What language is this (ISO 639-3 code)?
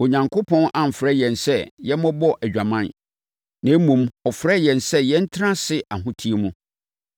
aka